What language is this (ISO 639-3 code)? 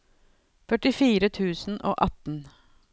nor